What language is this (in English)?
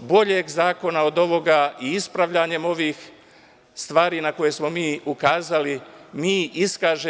Serbian